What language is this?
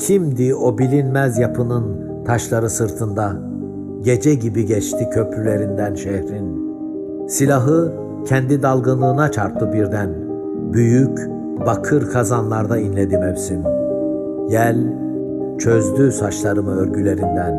Turkish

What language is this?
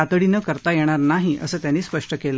Marathi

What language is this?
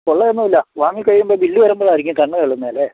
Malayalam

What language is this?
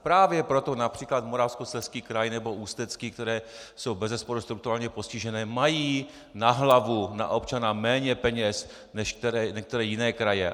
Czech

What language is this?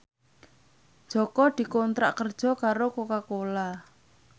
Javanese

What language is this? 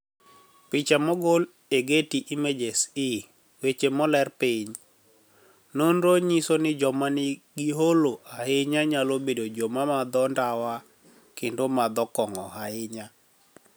Luo (Kenya and Tanzania)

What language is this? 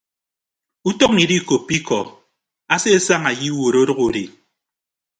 Ibibio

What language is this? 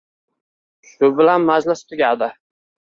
Uzbek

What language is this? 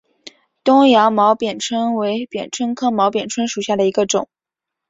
Chinese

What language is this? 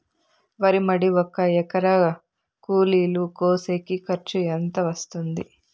Telugu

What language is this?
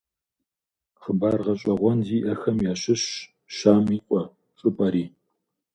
Kabardian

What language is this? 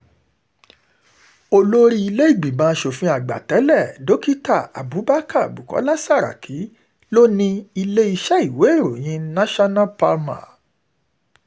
Yoruba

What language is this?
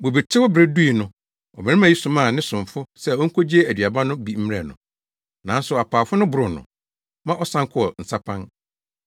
Akan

